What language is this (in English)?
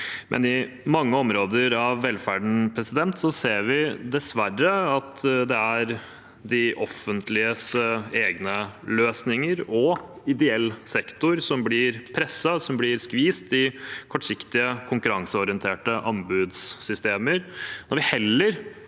Norwegian